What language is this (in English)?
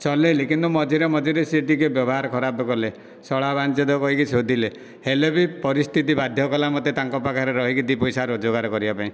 Odia